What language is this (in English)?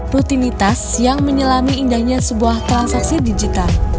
Indonesian